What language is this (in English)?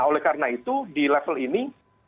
Indonesian